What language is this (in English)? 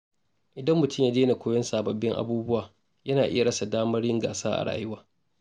Hausa